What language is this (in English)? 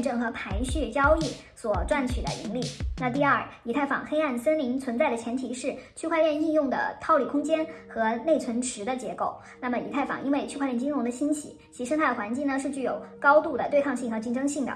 Chinese